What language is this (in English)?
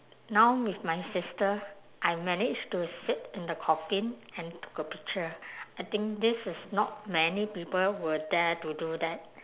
English